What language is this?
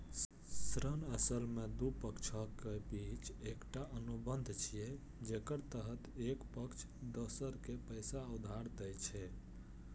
Maithili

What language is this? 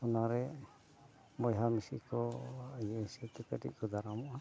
Santali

